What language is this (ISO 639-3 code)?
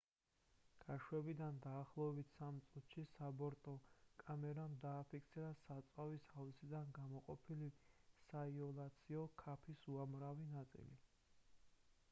kat